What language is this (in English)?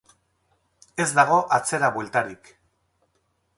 Basque